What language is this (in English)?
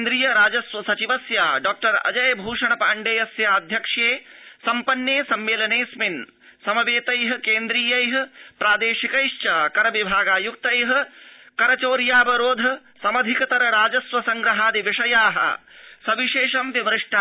Sanskrit